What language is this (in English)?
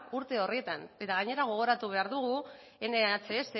Basque